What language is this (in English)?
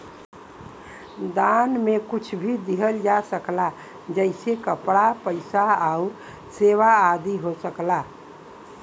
Bhojpuri